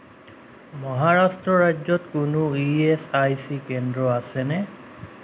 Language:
Assamese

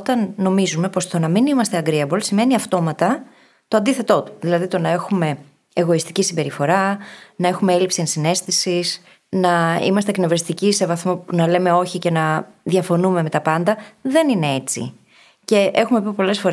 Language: Greek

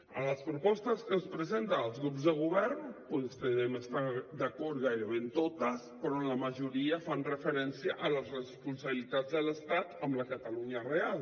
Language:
Catalan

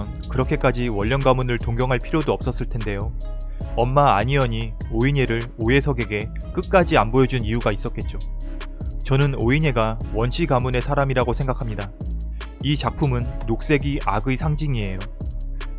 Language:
Korean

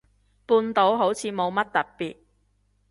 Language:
Cantonese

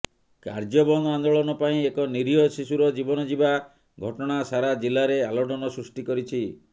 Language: Odia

